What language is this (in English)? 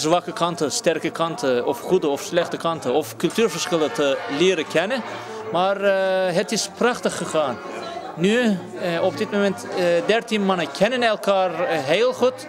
Dutch